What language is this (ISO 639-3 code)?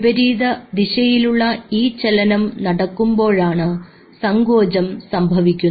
mal